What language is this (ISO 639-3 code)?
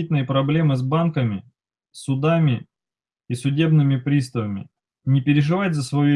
rus